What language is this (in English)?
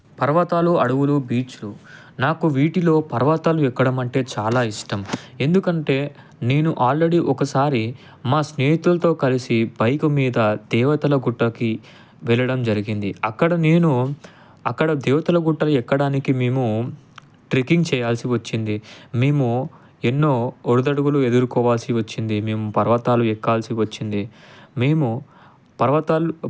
Telugu